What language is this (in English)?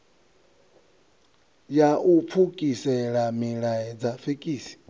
Venda